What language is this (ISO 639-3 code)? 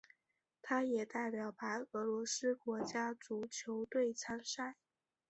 zho